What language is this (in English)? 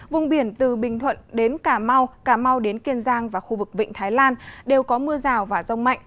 Vietnamese